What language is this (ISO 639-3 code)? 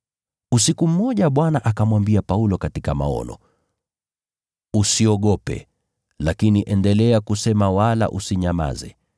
swa